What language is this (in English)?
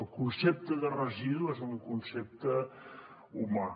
Catalan